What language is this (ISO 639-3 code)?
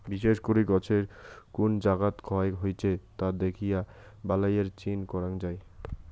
ben